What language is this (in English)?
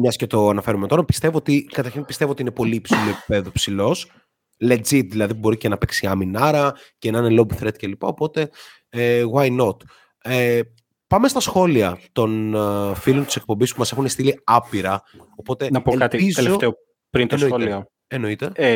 Greek